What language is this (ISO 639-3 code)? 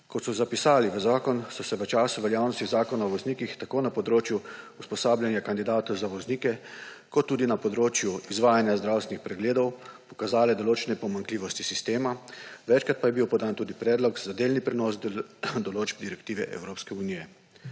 slv